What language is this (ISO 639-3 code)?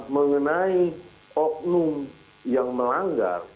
ind